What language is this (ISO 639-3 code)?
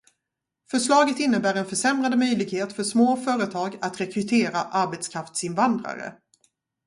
swe